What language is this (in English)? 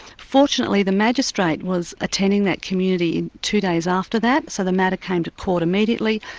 English